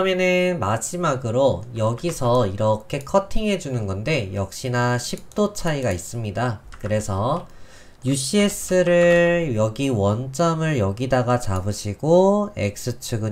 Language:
Korean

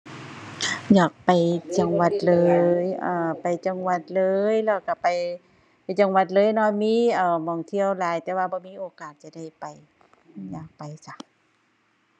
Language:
Thai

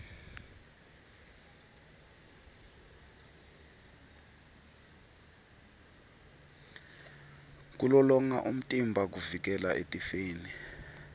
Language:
Swati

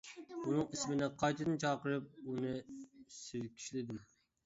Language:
Uyghur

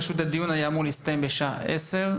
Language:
Hebrew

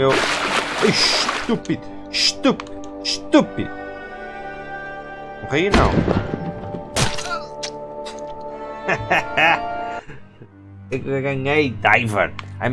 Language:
Portuguese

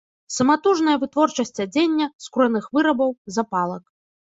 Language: Belarusian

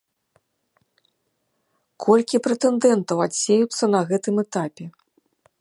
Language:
Belarusian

